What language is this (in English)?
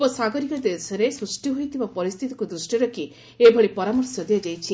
Odia